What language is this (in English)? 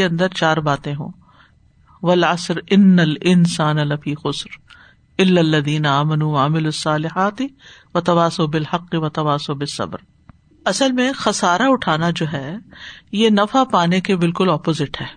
Urdu